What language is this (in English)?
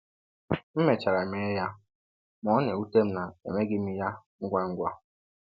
Igbo